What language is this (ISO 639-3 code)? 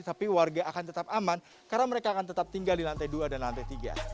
ind